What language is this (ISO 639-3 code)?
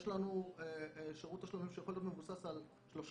heb